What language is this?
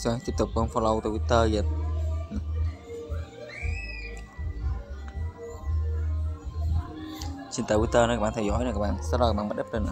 Vietnamese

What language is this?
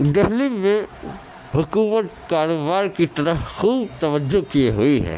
Urdu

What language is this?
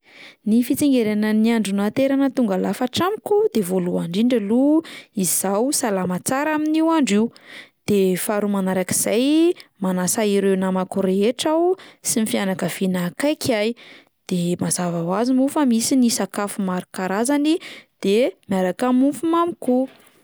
Malagasy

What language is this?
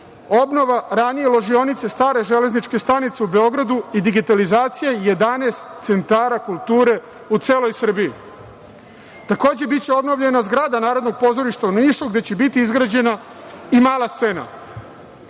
Serbian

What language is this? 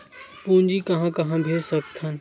Chhattisgarhi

